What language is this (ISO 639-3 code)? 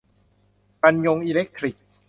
tha